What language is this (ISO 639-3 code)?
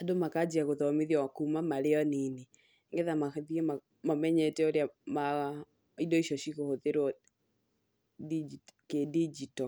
kik